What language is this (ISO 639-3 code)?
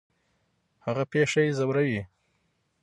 pus